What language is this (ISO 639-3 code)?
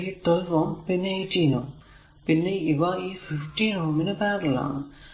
mal